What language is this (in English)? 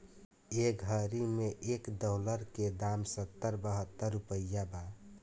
Bhojpuri